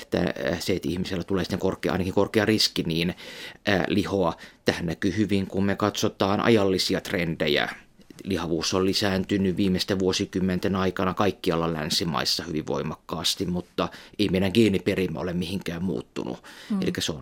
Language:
Finnish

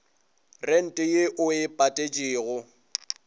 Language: Northern Sotho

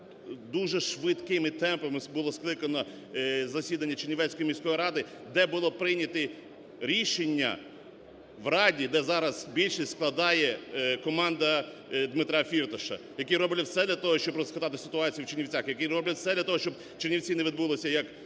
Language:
Ukrainian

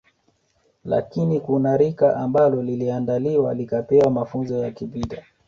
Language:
Swahili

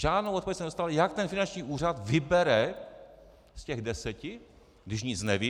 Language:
Czech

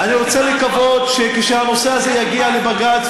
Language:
Hebrew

